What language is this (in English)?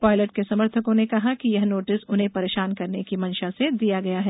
Hindi